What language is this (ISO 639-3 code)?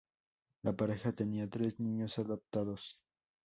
spa